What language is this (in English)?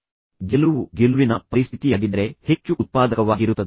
Kannada